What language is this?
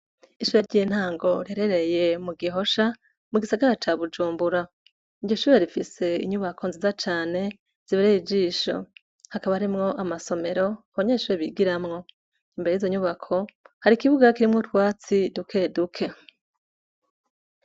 Rundi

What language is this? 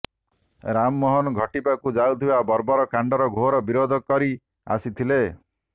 Odia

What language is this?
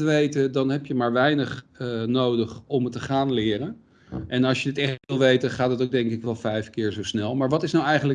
Dutch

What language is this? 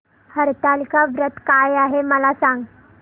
Marathi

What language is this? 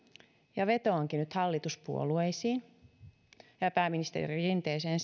Finnish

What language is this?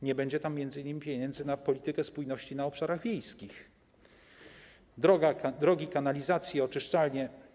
Polish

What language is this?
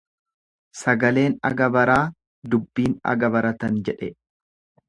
Oromo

